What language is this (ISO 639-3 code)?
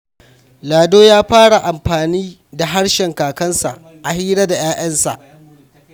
hau